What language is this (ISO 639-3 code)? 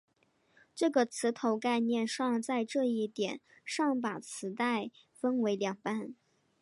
zho